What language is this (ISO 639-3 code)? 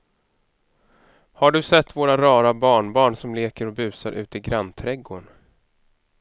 swe